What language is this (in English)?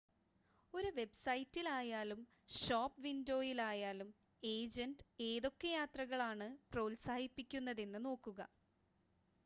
Malayalam